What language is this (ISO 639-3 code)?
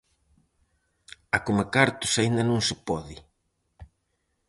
glg